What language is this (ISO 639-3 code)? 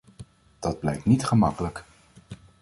nld